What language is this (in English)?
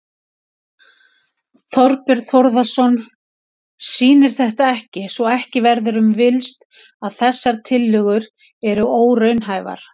Icelandic